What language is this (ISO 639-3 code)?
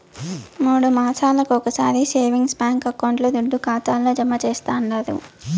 tel